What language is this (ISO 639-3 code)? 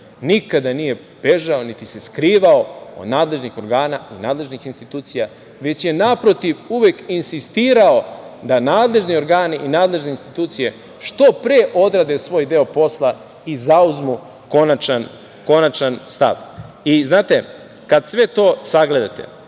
srp